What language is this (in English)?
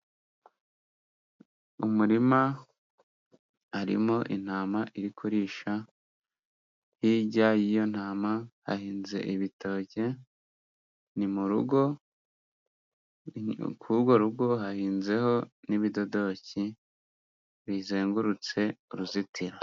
Kinyarwanda